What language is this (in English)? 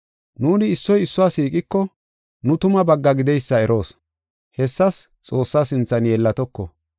Gofa